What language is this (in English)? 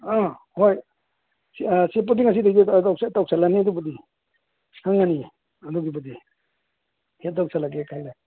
Manipuri